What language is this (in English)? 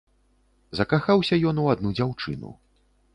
Belarusian